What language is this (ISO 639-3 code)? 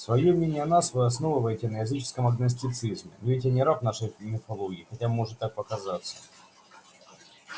rus